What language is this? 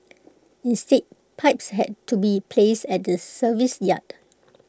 English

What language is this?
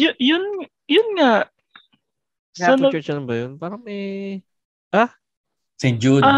Filipino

